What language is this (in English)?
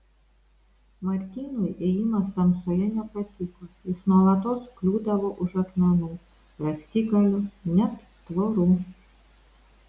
Lithuanian